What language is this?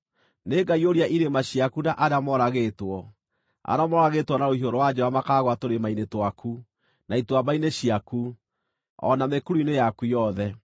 Kikuyu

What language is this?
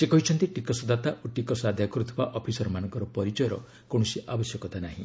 Odia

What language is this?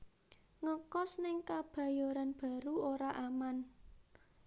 Javanese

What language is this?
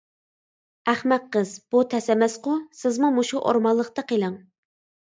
Uyghur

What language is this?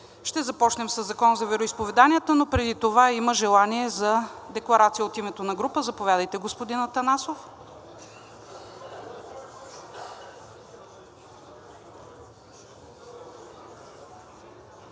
Bulgarian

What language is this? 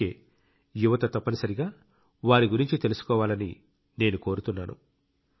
Telugu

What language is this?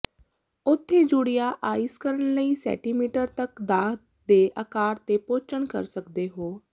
Punjabi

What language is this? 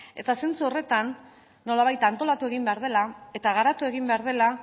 Basque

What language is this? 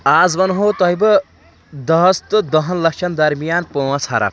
Kashmiri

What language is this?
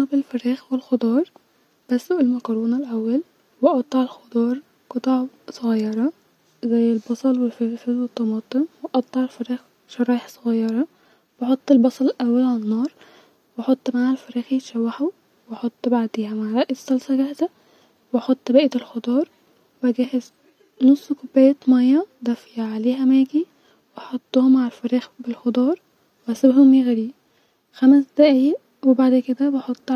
Egyptian Arabic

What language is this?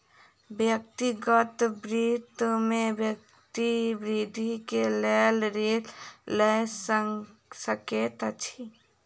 Maithili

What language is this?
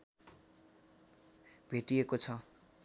Nepali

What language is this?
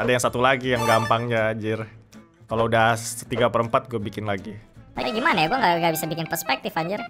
Indonesian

